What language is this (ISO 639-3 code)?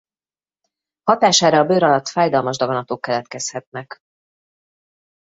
hun